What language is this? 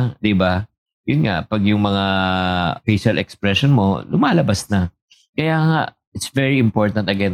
Filipino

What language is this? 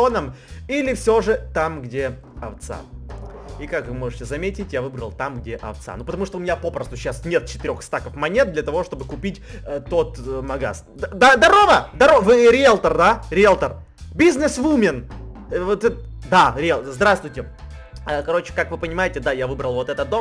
Russian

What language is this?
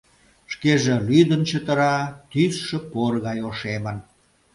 Mari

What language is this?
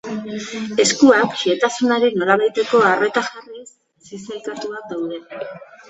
Basque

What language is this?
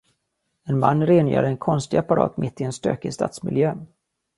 Swedish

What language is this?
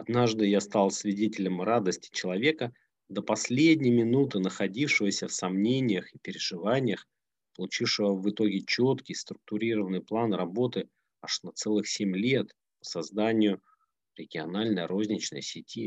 Russian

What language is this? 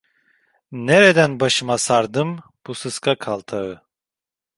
Turkish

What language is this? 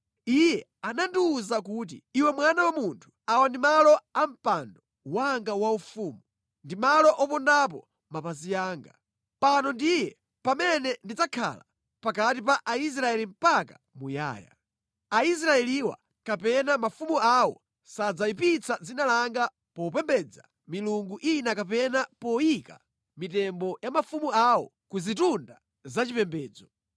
Nyanja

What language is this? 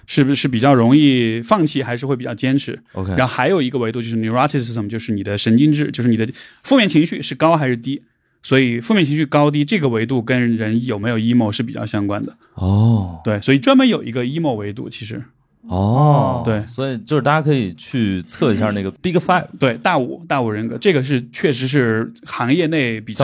Chinese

